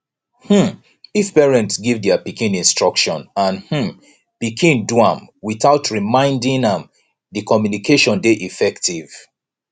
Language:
Nigerian Pidgin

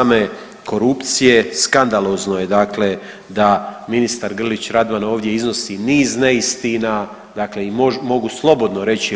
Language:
Croatian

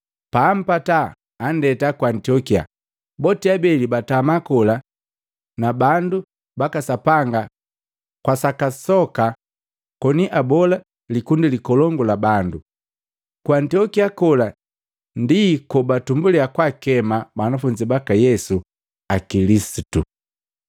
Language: Matengo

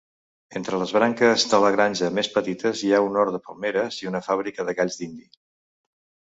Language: Catalan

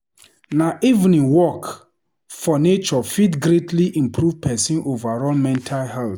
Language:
Nigerian Pidgin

